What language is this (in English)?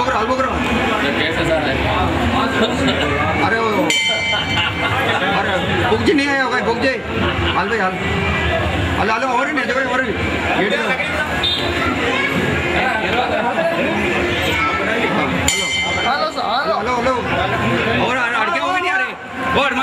Arabic